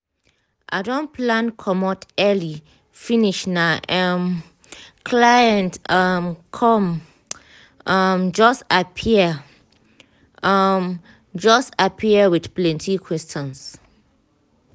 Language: Nigerian Pidgin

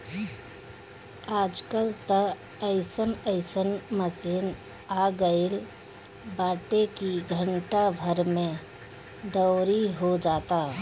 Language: Bhojpuri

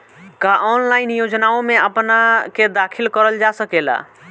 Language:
Bhojpuri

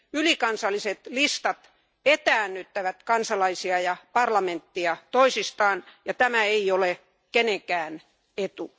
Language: Finnish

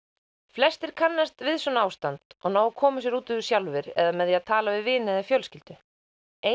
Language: Icelandic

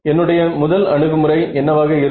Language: Tamil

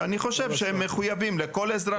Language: Hebrew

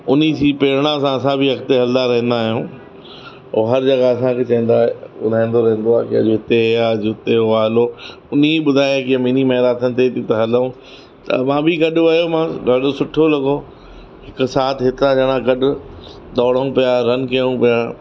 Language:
Sindhi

